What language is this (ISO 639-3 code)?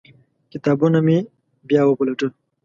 pus